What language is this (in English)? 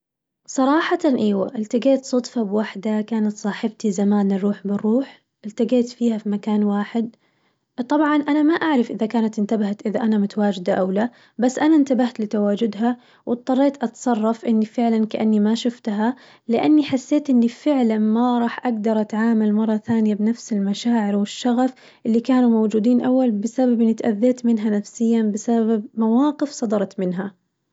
Najdi Arabic